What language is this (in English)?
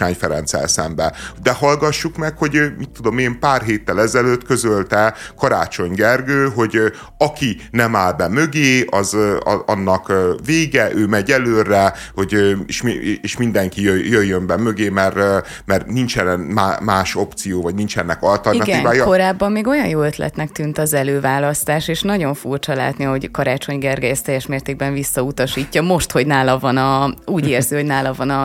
Hungarian